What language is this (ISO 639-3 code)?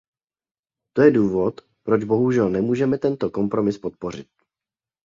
ces